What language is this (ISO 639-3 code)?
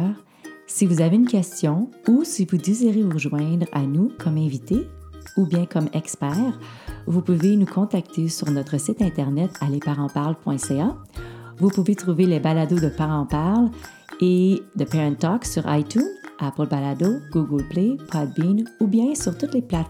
fra